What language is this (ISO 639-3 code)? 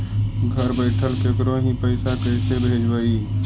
mag